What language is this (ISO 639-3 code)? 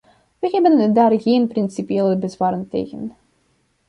nld